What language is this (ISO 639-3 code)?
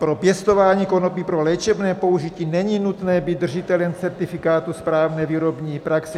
ces